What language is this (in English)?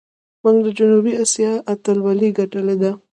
Pashto